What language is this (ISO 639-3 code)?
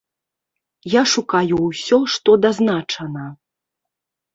bel